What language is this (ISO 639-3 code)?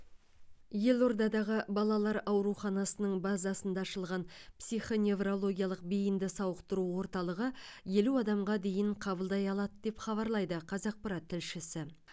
kaz